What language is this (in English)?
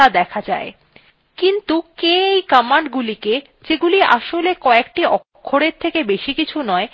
Bangla